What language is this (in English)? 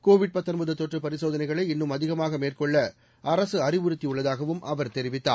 Tamil